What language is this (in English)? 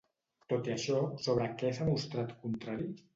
Catalan